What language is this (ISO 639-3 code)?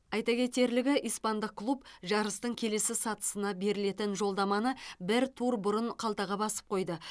kaz